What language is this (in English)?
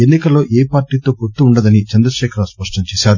Telugu